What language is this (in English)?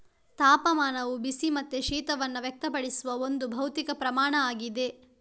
Kannada